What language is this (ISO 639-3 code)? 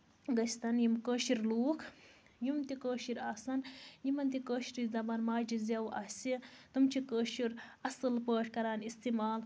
kas